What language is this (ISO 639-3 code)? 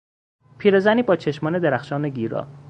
fas